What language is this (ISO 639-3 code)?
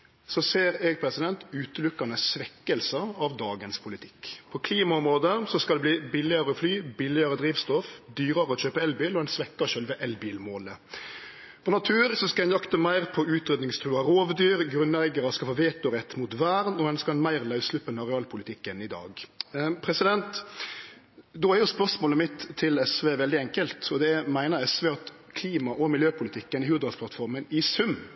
nno